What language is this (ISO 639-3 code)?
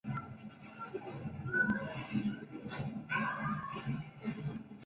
spa